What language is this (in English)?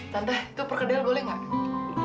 Indonesian